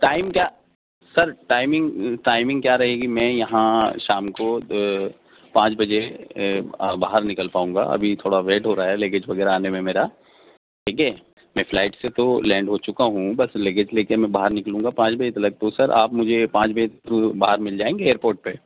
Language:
Urdu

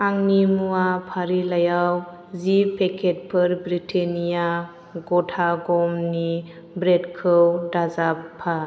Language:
Bodo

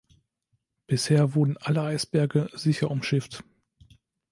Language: German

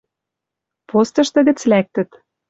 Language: Western Mari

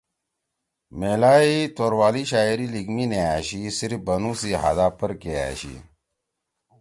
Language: Torwali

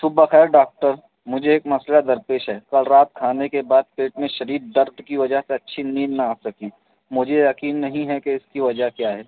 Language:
Urdu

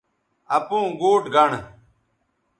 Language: Bateri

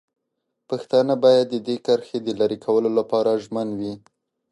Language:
Pashto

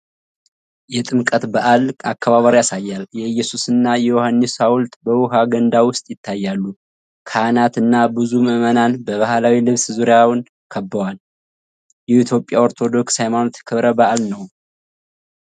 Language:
Amharic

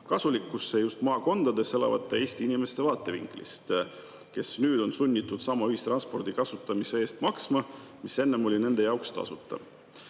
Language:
Estonian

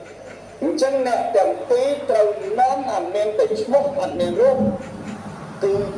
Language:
Vietnamese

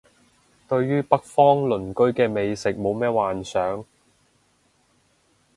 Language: Cantonese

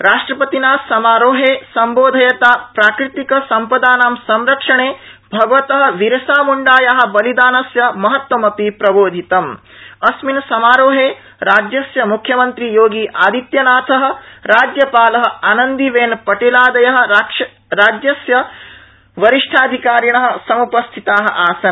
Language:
Sanskrit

